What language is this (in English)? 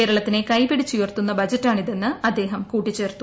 Malayalam